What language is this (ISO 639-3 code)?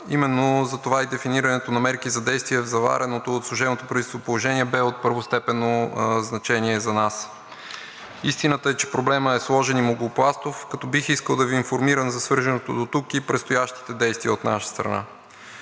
bul